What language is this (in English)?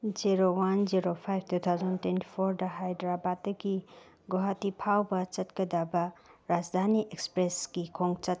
Manipuri